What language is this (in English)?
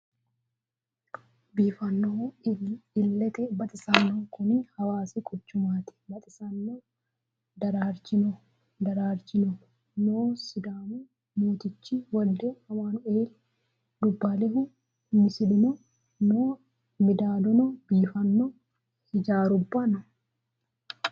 Sidamo